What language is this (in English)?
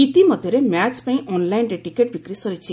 Odia